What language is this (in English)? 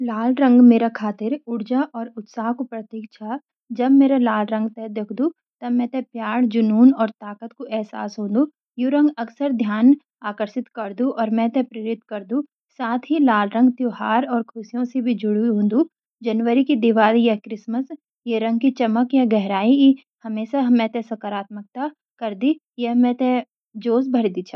Garhwali